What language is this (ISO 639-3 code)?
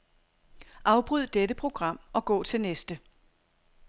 dan